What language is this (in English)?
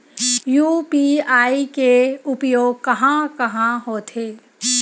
Chhattisgarhi